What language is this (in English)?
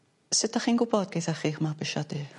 Welsh